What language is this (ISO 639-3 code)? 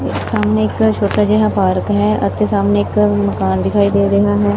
pan